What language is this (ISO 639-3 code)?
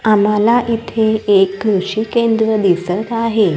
mar